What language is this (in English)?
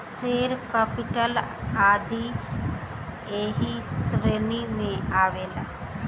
Bhojpuri